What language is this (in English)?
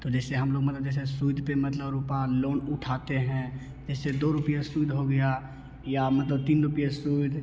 Hindi